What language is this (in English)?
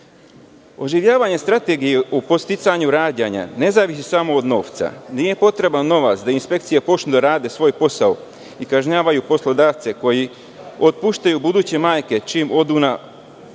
Serbian